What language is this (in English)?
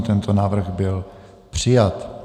Czech